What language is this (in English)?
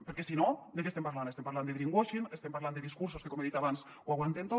Catalan